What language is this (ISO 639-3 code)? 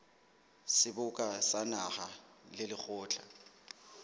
sot